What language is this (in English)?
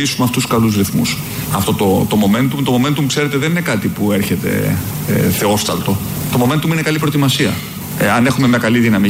Greek